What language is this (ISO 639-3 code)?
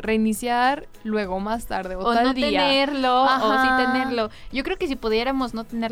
spa